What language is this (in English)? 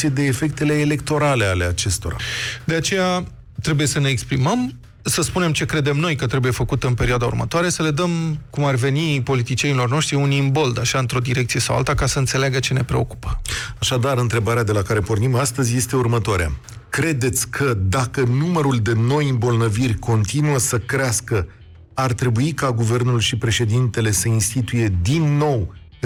Romanian